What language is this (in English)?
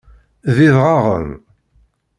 Kabyle